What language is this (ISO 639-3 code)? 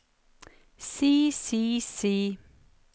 nor